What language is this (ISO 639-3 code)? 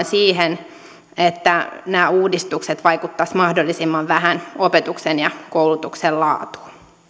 fin